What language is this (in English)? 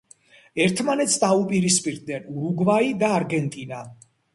Georgian